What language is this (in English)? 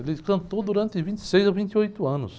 Portuguese